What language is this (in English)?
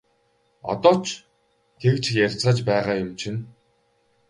Mongolian